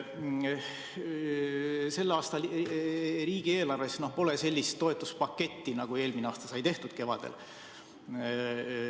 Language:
Estonian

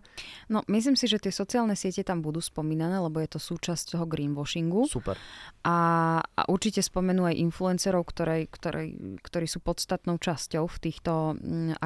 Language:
Slovak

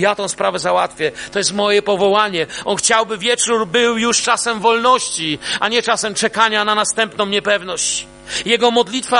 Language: Polish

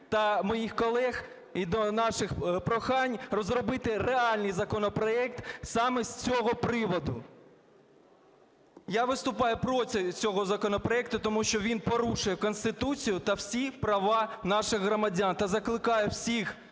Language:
Ukrainian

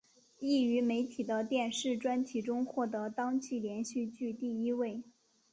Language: Chinese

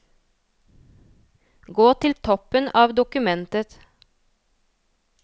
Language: Norwegian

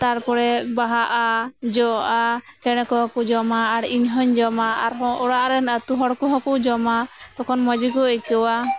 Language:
Santali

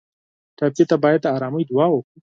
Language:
Pashto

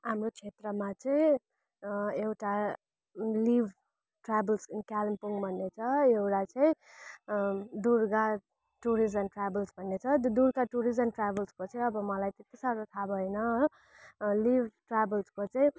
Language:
Nepali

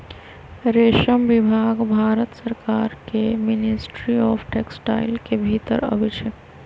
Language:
Magahi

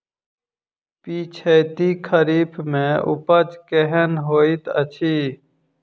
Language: Maithili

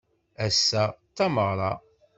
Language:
Kabyle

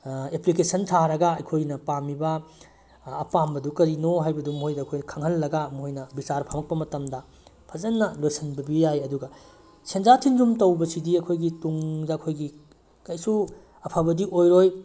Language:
Manipuri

